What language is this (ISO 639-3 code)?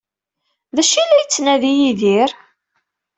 kab